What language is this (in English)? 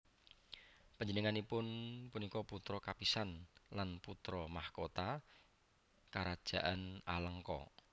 Javanese